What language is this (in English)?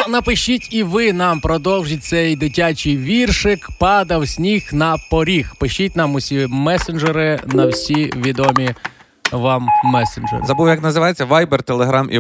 Ukrainian